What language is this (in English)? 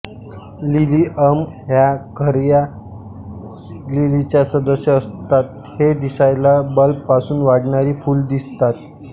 Marathi